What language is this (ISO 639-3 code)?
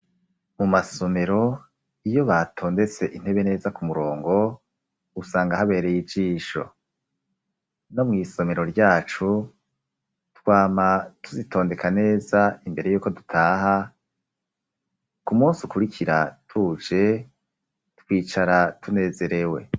run